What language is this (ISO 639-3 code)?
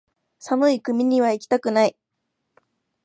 jpn